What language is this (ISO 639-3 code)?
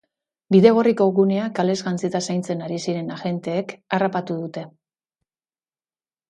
eus